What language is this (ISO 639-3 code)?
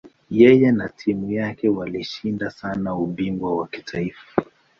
swa